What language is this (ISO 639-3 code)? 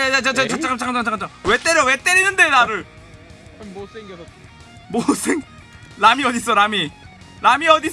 kor